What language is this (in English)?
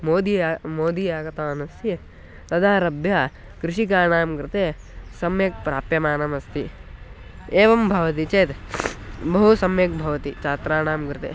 Sanskrit